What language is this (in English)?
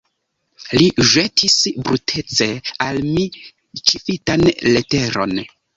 Esperanto